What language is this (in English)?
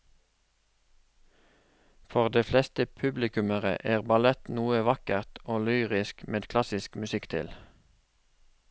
Norwegian